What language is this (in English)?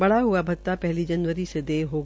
Hindi